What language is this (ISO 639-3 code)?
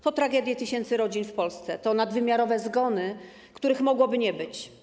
pol